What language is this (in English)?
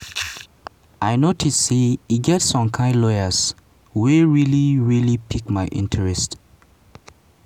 Nigerian Pidgin